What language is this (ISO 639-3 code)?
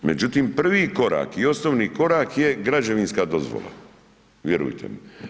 hrv